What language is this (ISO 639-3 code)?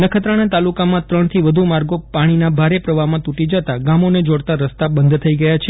guj